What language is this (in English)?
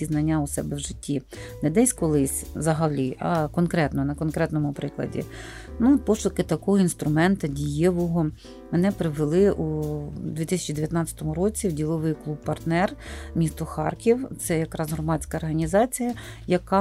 Ukrainian